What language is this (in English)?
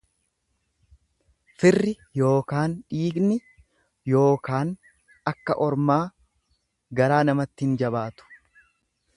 Oromo